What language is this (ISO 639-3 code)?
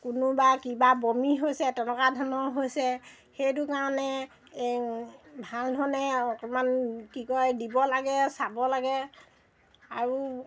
asm